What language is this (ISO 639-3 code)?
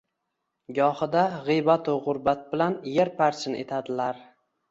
uzb